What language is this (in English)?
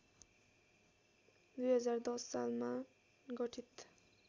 Nepali